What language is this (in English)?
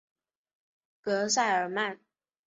Chinese